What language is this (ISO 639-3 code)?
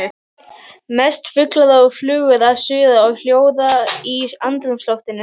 isl